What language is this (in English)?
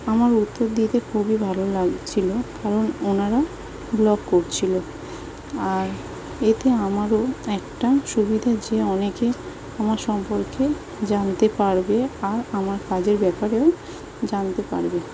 Bangla